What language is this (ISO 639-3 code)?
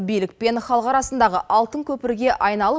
kaz